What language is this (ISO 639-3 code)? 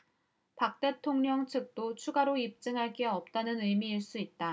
kor